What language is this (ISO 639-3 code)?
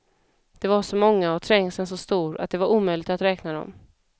swe